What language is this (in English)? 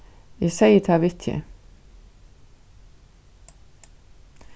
Faroese